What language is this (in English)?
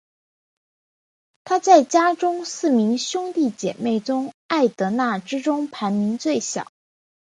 Chinese